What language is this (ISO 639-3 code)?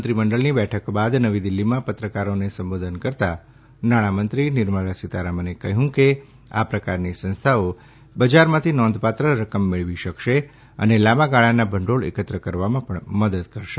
guj